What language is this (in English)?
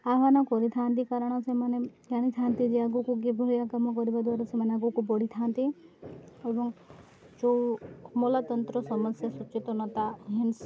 Odia